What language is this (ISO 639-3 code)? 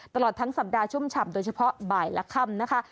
tha